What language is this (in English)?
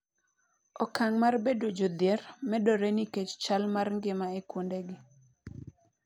Luo (Kenya and Tanzania)